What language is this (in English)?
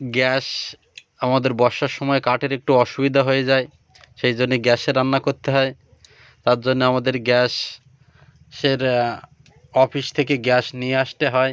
Bangla